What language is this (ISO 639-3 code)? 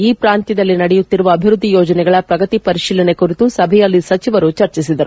kan